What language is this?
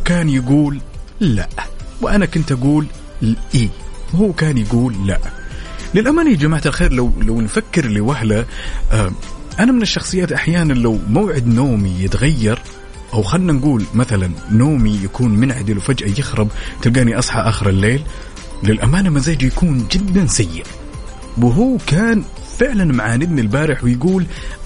Arabic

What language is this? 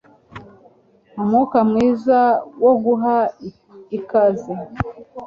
Kinyarwanda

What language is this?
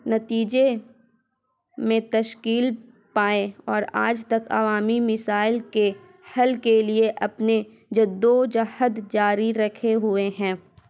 Urdu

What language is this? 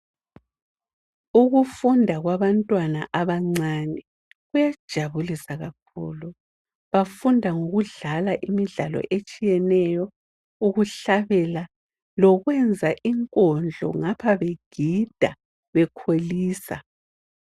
North Ndebele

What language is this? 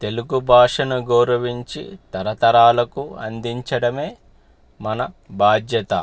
Telugu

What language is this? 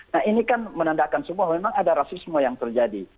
Indonesian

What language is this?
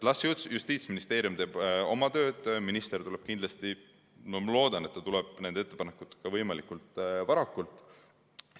Estonian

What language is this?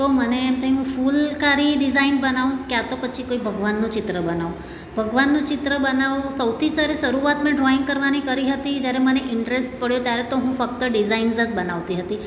Gujarati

